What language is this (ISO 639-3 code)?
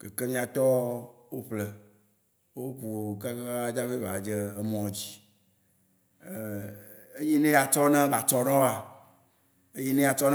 wci